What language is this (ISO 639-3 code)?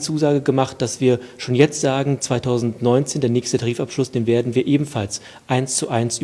deu